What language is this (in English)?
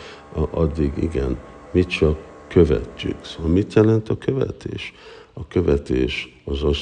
Hungarian